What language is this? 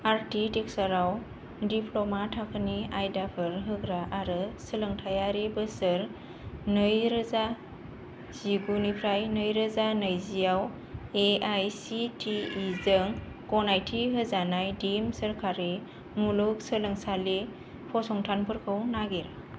Bodo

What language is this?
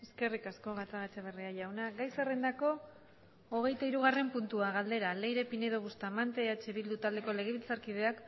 Basque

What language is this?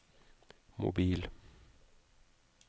Norwegian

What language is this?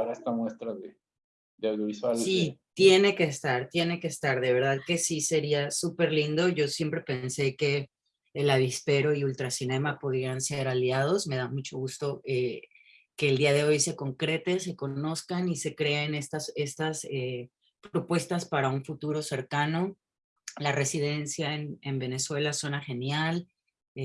Spanish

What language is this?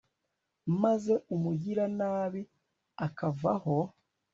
Kinyarwanda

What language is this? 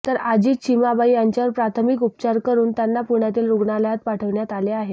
Marathi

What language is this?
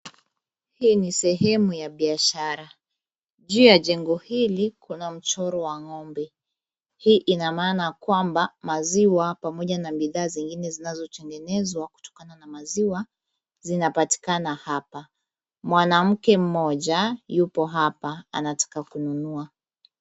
Swahili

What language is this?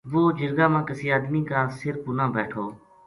Gujari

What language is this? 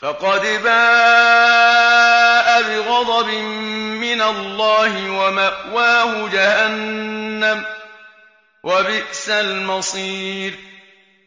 Arabic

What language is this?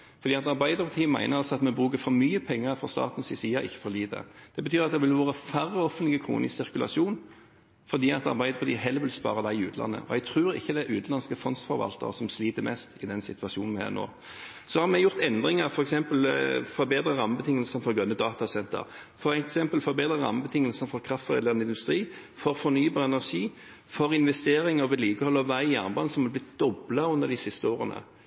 Norwegian Bokmål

